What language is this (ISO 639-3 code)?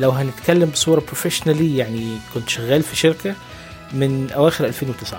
ara